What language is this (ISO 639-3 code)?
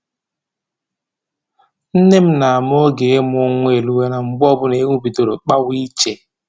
ibo